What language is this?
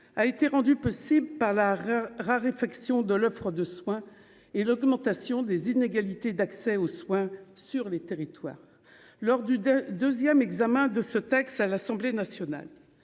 French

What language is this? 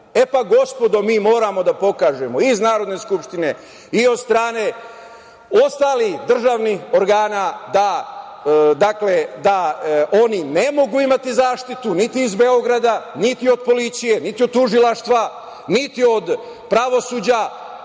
Serbian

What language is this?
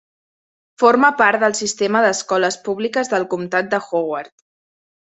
Catalan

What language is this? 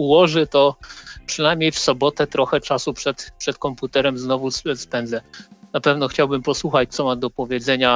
Polish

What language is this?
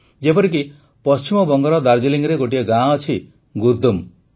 Odia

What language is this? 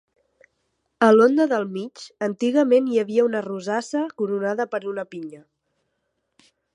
Catalan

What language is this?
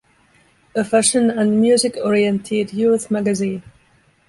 English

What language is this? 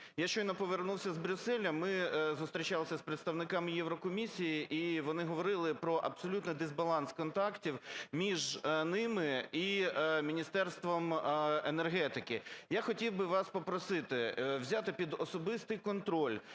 Ukrainian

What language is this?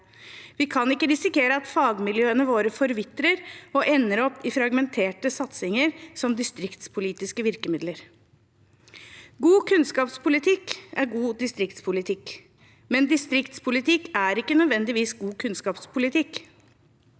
Norwegian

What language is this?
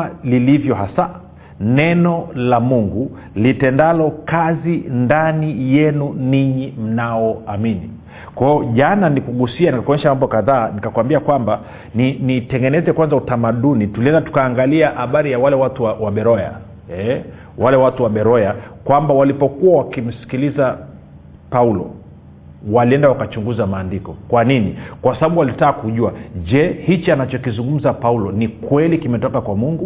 Swahili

